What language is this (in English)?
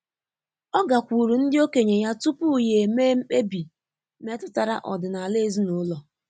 Igbo